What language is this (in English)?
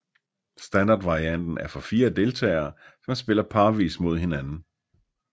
Danish